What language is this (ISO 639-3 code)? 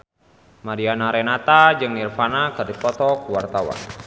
sun